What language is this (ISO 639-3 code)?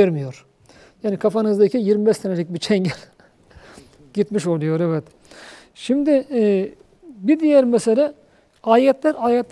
tur